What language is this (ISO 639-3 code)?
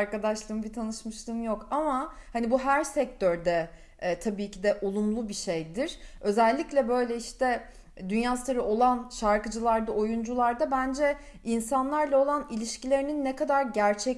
tur